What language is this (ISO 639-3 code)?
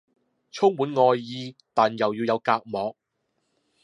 yue